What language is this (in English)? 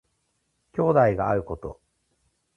Japanese